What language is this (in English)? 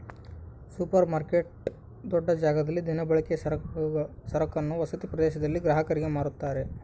Kannada